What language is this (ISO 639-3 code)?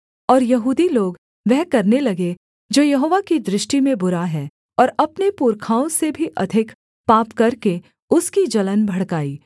hin